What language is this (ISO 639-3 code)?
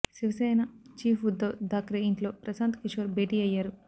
tel